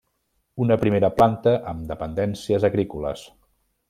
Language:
Catalan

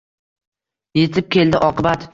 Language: Uzbek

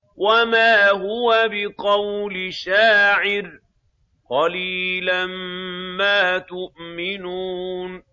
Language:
Arabic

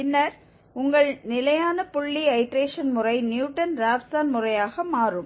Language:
Tamil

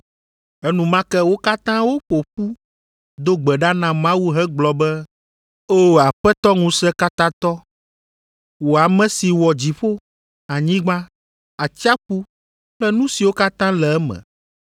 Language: Ewe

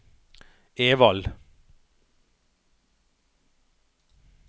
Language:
Norwegian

